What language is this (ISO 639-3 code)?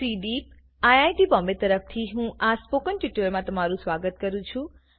guj